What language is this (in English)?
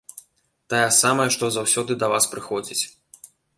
Belarusian